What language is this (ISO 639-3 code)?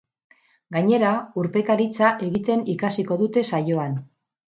eus